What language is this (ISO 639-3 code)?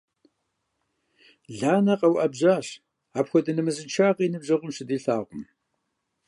kbd